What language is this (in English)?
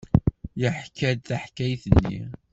Kabyle